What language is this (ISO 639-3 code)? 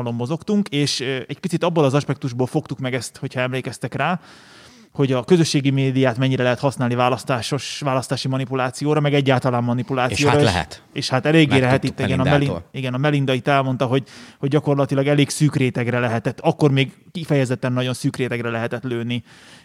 hun